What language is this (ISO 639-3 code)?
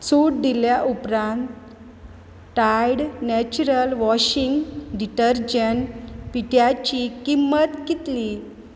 kok